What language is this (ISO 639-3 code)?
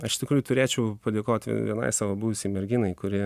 lit